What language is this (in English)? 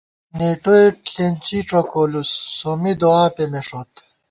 Gawar-Bati